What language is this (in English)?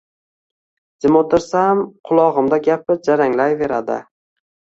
Uzbek